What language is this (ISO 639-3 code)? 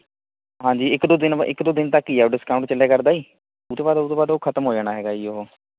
pan